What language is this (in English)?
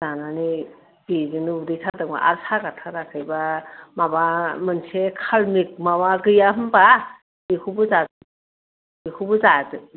Bodo